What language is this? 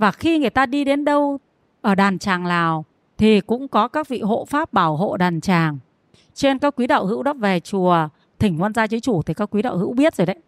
Vietnamese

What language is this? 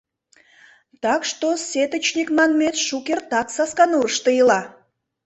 Mari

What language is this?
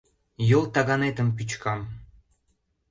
Mari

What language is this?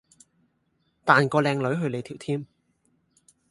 Cantonese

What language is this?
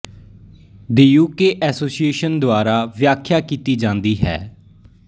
Punjabi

